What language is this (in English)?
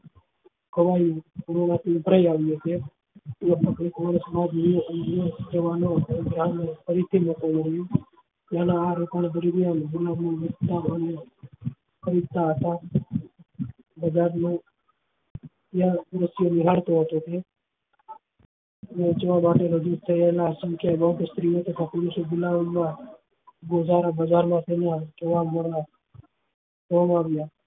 Gujarati